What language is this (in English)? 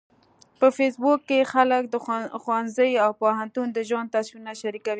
Pashto